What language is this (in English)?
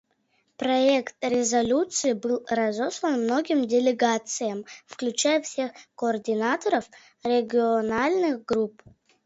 Russian